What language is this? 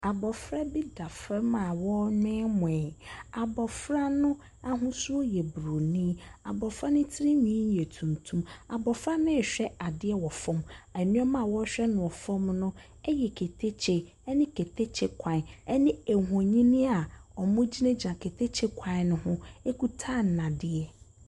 Akan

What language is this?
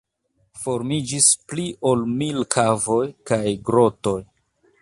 Esperanto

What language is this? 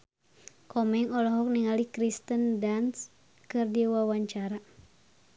Sundanese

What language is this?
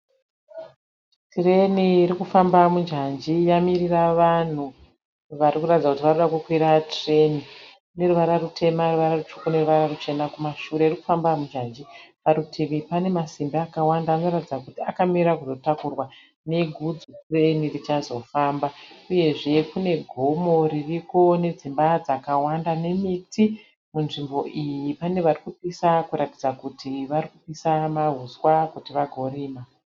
Shona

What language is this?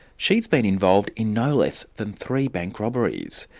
English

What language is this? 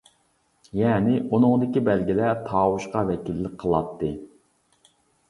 Uyghur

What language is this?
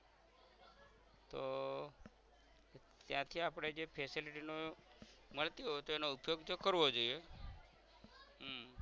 Gujarati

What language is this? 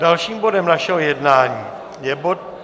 Czech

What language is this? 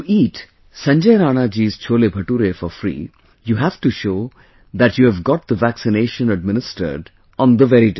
English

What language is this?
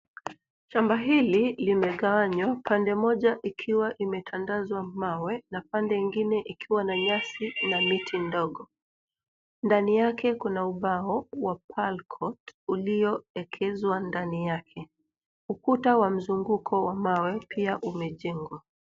Swahili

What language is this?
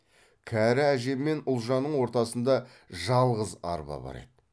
Kazakh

